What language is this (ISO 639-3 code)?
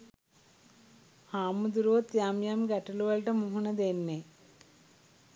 sin